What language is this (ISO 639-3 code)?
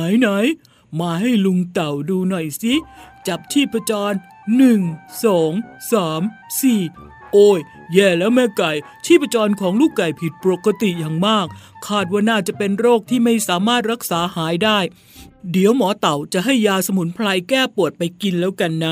tha